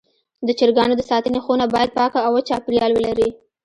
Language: Pashto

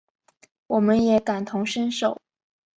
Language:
Chinese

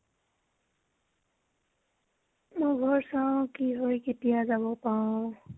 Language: Assamese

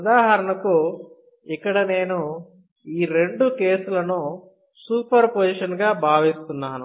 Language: Telugu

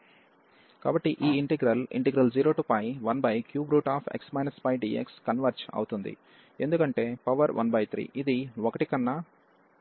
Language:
Telugu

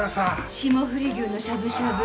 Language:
Japanese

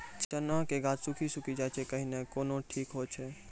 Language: Maithili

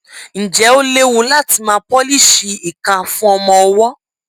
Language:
Yoruba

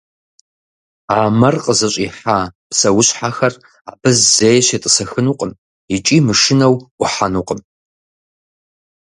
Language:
Kabardian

